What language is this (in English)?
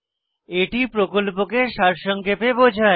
Bangla